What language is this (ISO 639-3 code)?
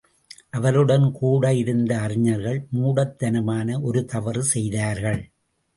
tam